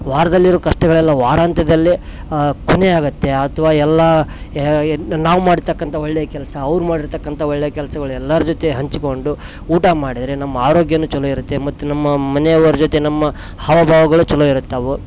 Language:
Kannada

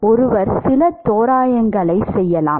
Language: Tamil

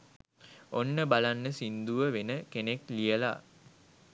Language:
Sinhala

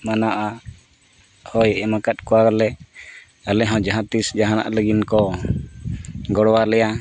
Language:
Santali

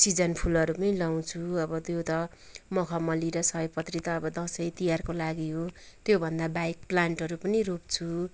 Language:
Nepali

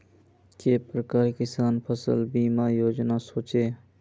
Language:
Magahi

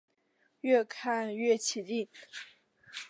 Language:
Chinese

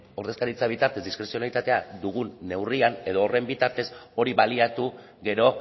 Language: Basque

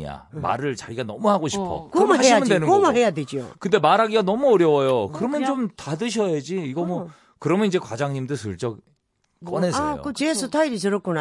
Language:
Korean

